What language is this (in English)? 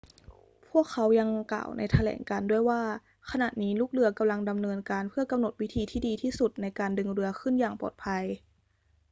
Thai